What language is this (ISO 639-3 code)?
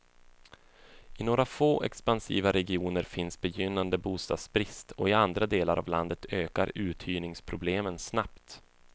swe